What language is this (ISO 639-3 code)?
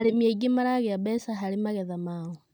kik